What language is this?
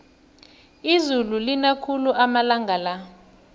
South Ndebele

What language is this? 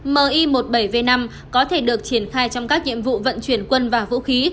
Vietnamese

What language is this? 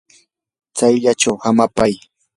Yanahuanca Pasco Quechua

